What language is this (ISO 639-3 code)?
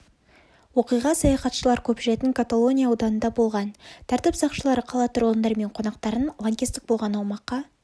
kaz